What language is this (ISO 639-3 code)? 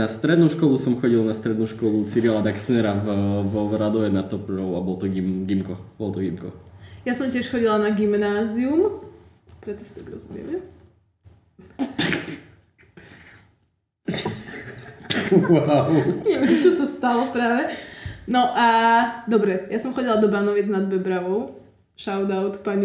slk